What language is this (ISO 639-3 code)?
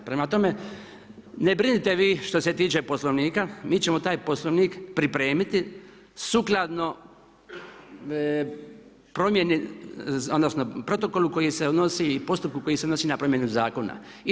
hrv